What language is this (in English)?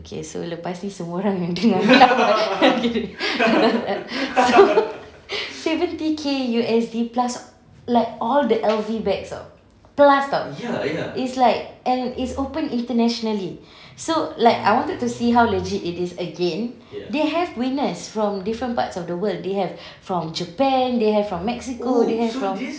English